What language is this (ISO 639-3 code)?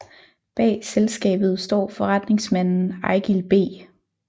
dan